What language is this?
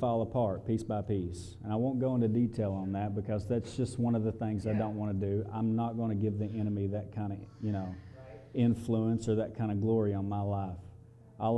English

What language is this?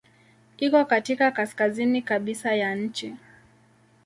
Swahili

